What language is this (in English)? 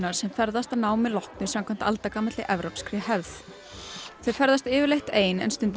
Icelandic